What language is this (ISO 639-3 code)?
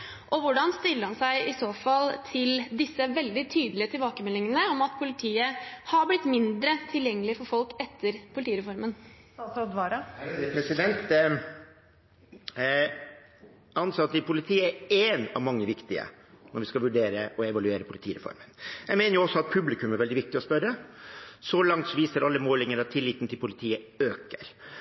nob